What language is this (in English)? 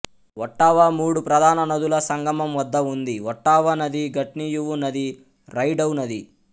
Telugu